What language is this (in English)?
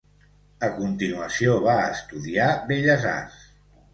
Catalan